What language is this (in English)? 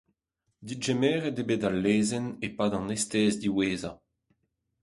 Breton